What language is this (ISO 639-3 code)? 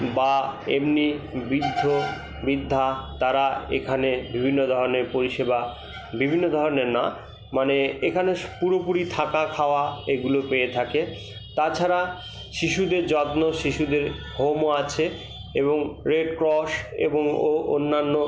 ben